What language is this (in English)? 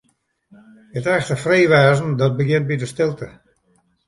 Western Frisian